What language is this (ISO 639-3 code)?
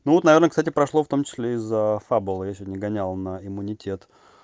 rus